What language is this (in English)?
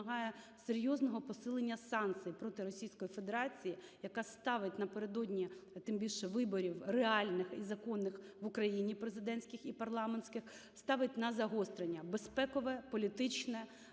Ukrainian